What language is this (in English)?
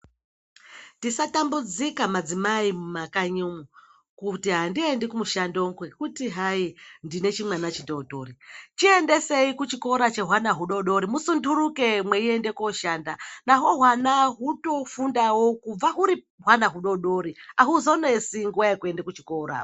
Ndau